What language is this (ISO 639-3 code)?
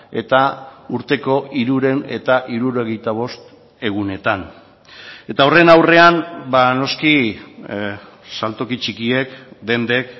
eus